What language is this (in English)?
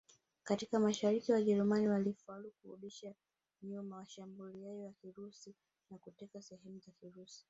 Swahili